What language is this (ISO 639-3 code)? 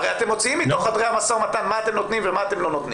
heb